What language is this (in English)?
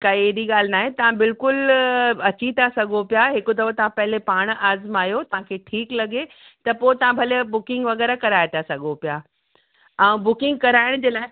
Sindhi